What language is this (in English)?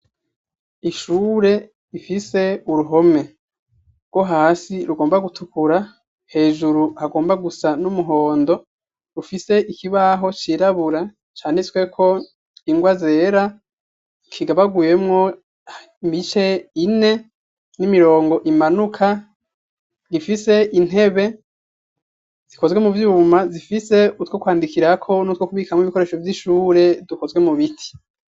Rundi